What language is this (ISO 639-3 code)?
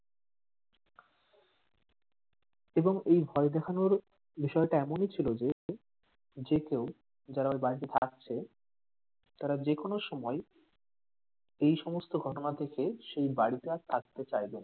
ben